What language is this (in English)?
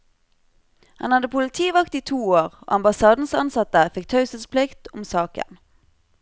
Norwegian